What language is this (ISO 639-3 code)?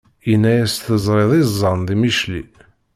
kab